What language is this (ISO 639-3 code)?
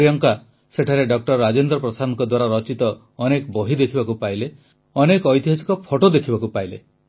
ori